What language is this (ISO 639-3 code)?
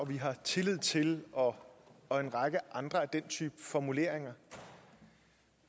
dan